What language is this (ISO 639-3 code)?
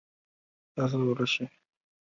zho